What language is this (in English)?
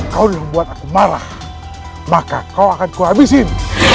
Indonesian